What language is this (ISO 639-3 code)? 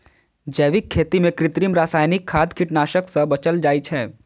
mai